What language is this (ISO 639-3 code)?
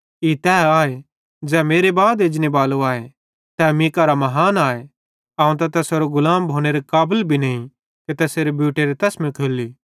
bhd